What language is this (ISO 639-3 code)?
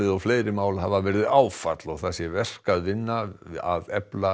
isl